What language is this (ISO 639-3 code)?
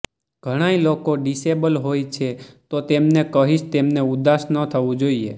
guj